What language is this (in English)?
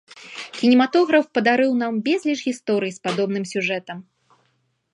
Belarusian